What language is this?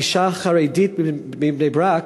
Hebrew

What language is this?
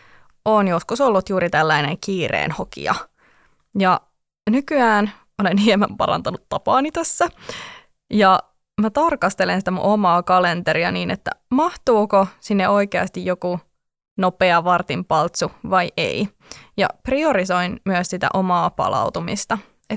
Finnish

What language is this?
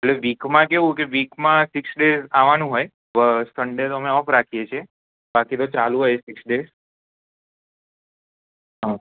Gujarati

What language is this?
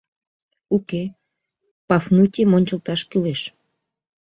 Mari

